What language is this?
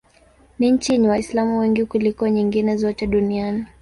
Swahili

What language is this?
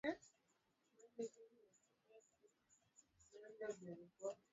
Swahili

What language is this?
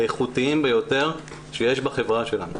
Hebrew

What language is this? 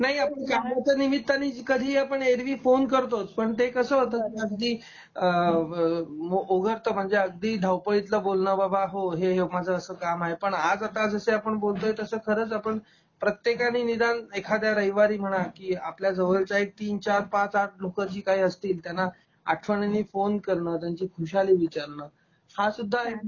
Marathi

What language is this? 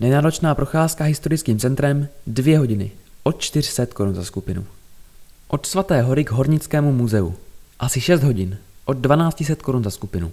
Czech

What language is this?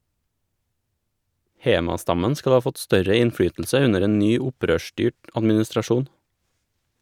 Norwegian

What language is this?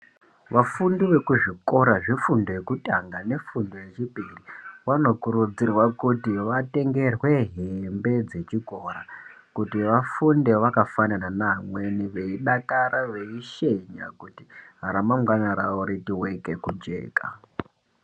Ndau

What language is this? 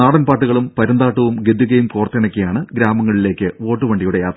Malayalam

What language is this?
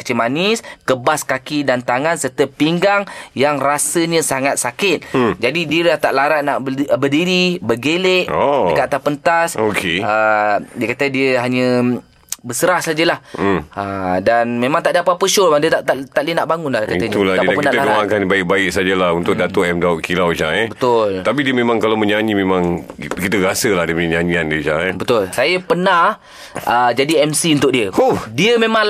Malay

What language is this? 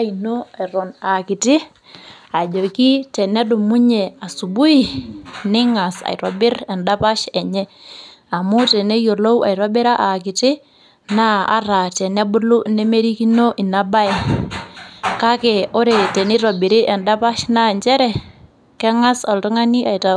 Masai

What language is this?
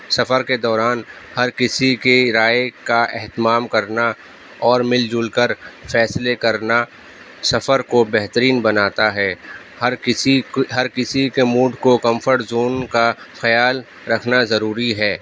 Urdu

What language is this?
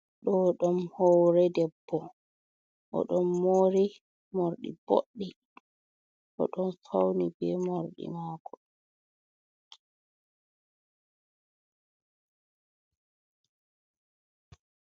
Fula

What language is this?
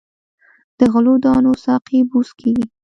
Pashto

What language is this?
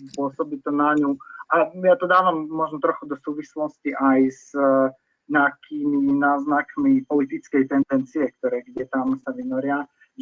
Slovak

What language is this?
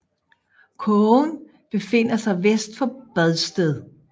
Danish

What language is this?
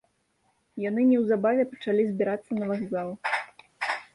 Belarusian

